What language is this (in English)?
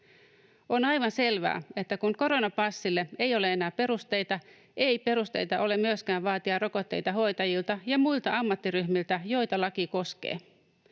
Finnish